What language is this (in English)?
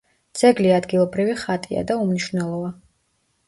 Georgian